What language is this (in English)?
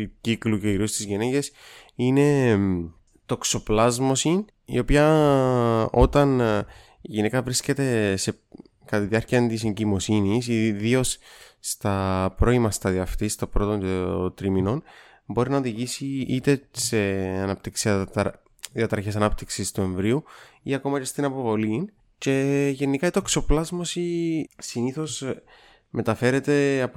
Greek